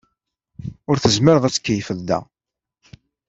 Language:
Kabyle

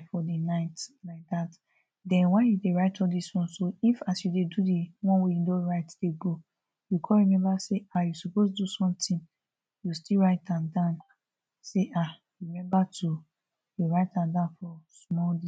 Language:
Nigerian Pidgin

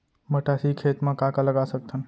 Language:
Chhattisgarhi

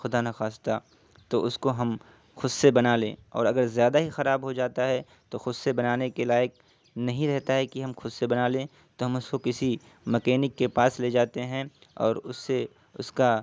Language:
Urdu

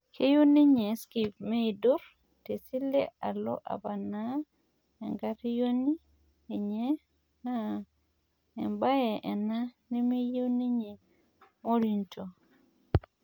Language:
Masai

